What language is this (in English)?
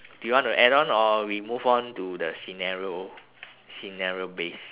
English